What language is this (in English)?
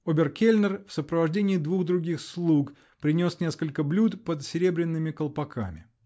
Russian